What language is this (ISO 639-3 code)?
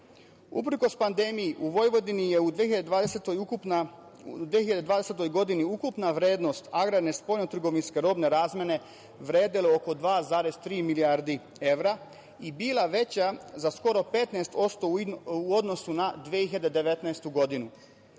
srp